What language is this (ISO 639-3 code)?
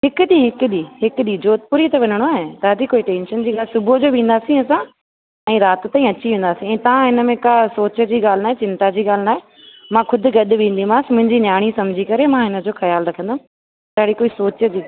snd